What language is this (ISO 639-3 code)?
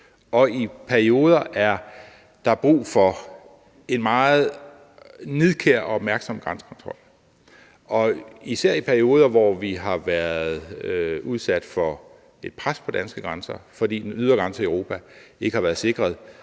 dan